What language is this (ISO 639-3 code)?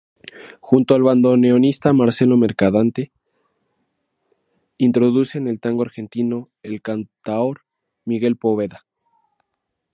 spa